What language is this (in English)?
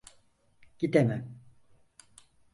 Turkish